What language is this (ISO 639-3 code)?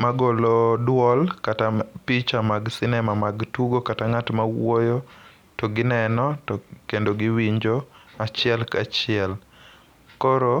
luo